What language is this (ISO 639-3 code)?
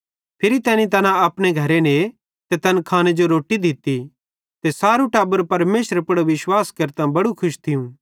bhd